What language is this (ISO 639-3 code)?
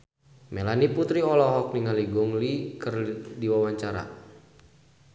sun